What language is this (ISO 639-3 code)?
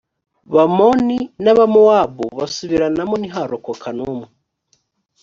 kin